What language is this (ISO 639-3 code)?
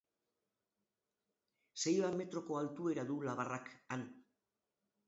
eus